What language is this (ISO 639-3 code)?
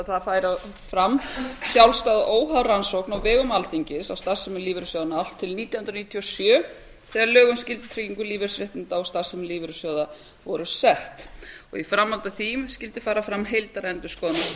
isl